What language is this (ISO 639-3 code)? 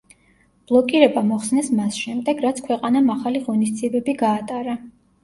kat